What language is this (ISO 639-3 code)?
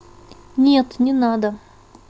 rus